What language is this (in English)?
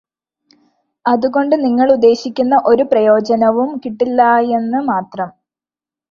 Malayalam